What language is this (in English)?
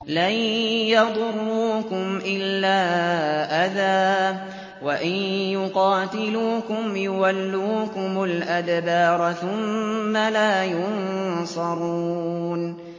Arabic